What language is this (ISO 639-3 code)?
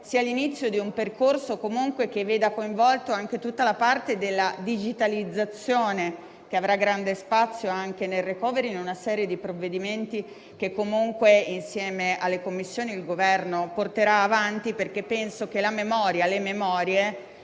ita